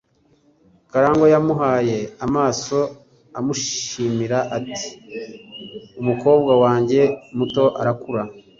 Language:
Kinyarwanda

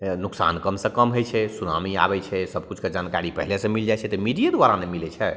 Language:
Maithili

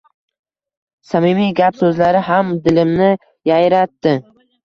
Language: Uzbek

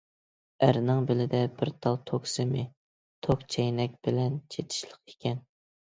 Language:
Uyghur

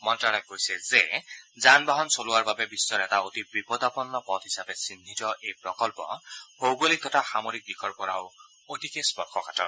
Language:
Assamese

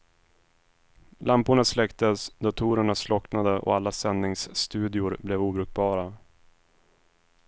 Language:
Swedish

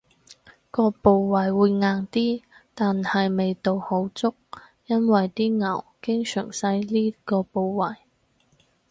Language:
Cantonese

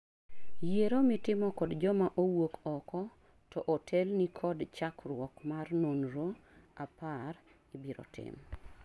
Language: Luo (Kenya and Tanzania)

